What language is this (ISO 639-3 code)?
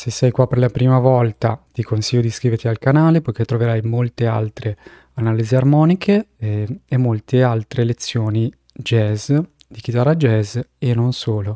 ita